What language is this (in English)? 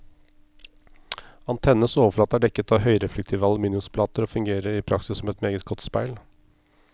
Norwegian